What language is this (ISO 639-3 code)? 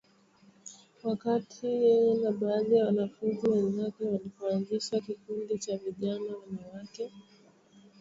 swa